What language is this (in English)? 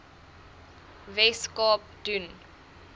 Afrikaans